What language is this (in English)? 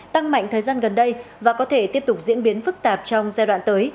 Vietnamese